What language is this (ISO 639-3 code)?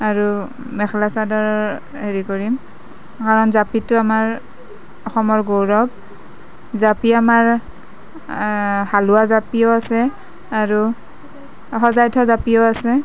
asm